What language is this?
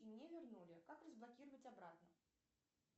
Russian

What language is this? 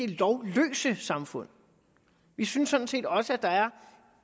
Danish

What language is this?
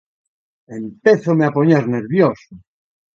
Galician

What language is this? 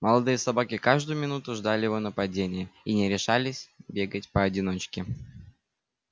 Russian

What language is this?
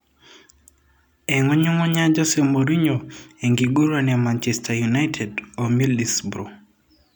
Masai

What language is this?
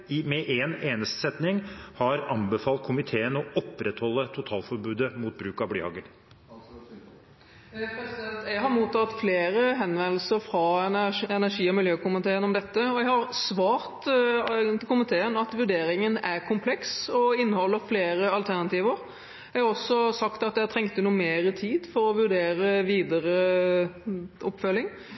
Norwegian Bokmål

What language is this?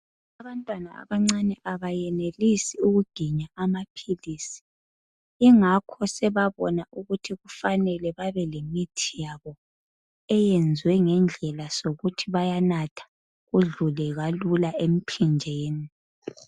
North Ndebele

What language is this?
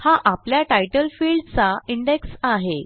Marathi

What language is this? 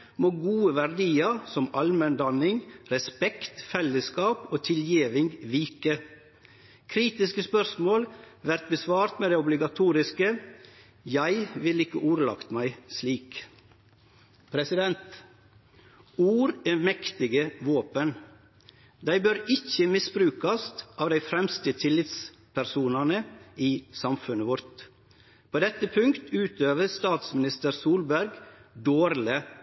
Norwegian Nynorsk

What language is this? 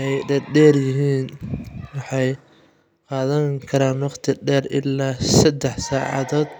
Somali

